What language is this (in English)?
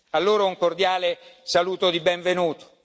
Italian